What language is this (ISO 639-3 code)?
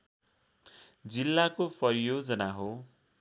nep